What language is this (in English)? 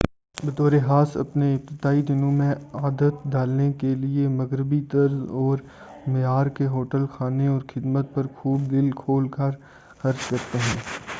Urdu